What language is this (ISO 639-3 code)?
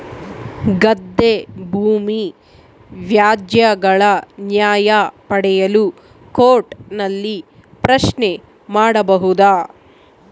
kan